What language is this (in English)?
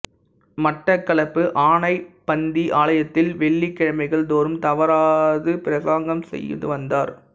Tamil